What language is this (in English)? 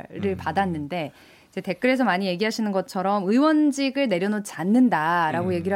Korean